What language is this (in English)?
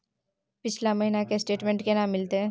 Maithili